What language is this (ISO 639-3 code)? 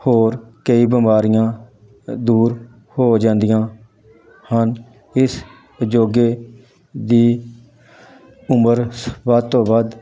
pan